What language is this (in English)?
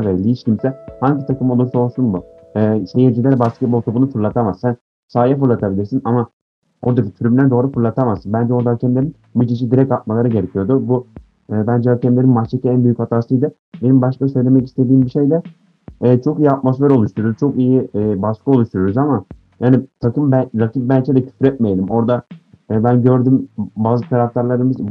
Turkish